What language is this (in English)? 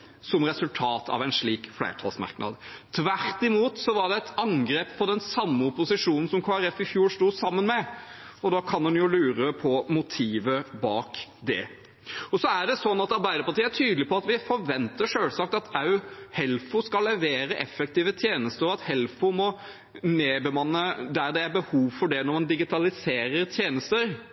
Norwegian Nynorsk